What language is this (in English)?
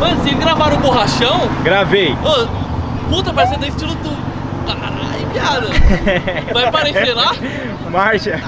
Portuguese